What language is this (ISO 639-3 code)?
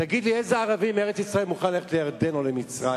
heb